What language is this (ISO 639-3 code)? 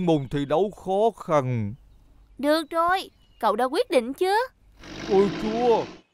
vie